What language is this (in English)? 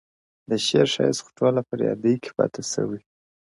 Pashto